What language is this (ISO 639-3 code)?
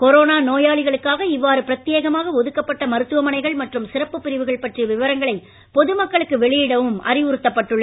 tam